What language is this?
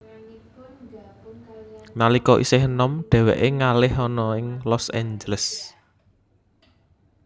Javanese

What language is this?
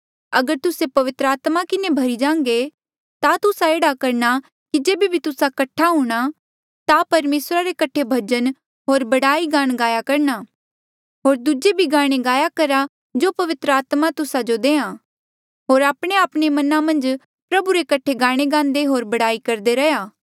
Mandeali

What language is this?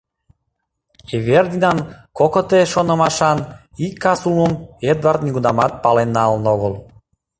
Mari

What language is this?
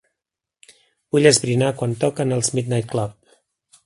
Catalan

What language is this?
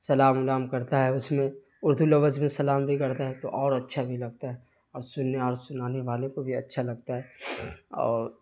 Urdu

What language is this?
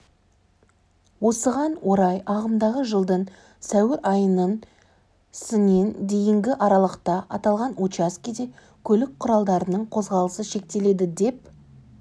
Kazakh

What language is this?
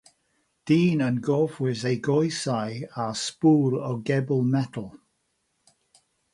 Welsh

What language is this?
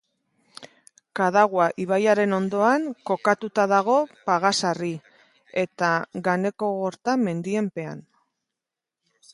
Basque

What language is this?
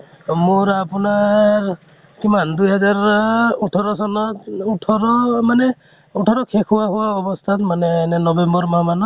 Assamese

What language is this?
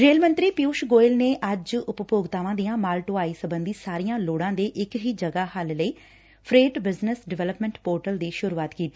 Punjabi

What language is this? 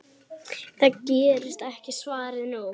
Icelandic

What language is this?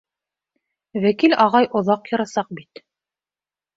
Bashkir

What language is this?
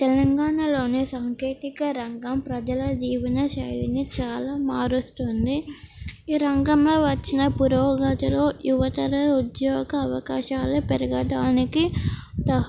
Telugu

